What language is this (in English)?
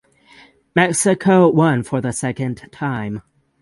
English